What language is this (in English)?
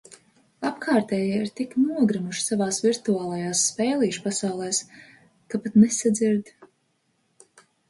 Latvian